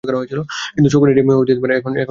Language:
Bangla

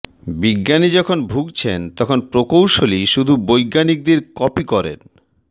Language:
Bangla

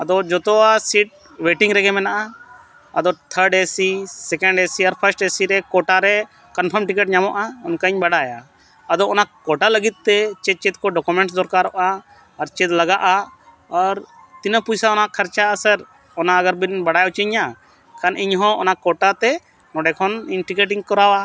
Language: Santali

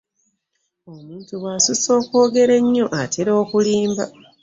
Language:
Ganda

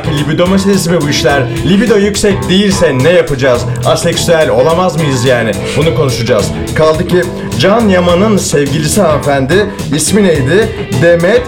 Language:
Turkish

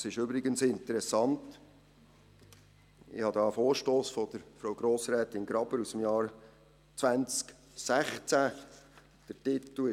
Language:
Swiss German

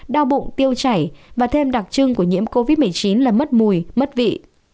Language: Vietnamese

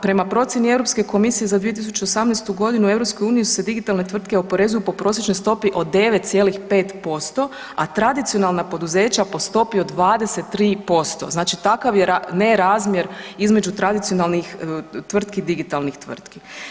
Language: Croatian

